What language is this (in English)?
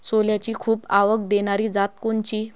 Marathi